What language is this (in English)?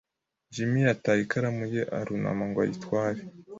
Kinyarwanda